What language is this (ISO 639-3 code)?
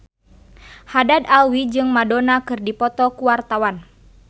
sun